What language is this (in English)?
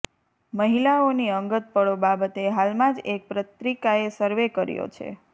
Gujarati